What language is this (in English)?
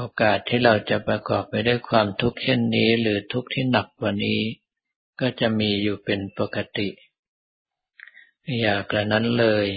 Thai